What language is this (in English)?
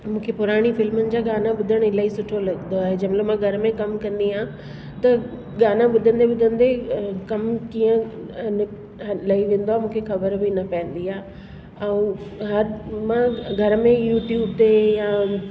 Sindhi